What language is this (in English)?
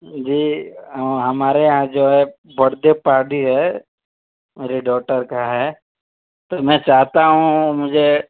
Urdu